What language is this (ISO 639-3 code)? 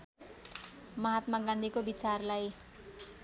nep